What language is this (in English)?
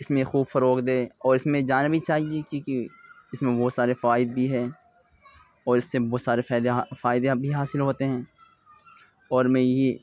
Urdu